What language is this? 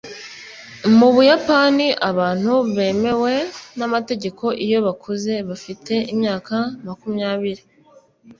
Kinyarwanda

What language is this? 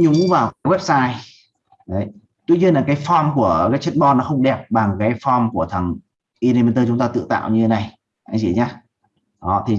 Vietnamese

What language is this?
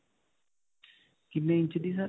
Punjabi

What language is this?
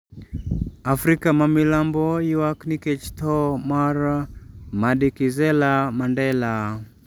Luo (Kenya and Tanzania)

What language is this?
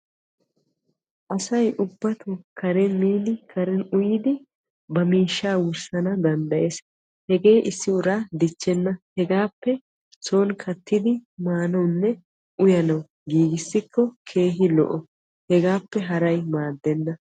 Wolaytta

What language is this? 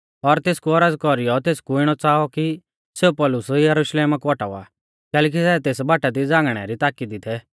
Mahasu Pahari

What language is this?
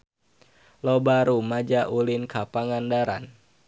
Sundanese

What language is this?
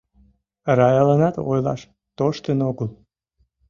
Mari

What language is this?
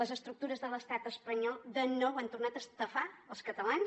Catalan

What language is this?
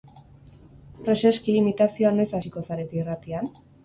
Basque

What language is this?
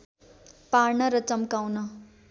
Nepali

